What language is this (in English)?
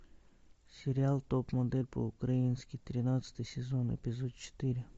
Russian